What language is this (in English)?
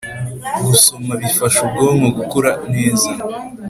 Kinyarwanda